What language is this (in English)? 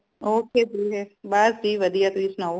Punjabi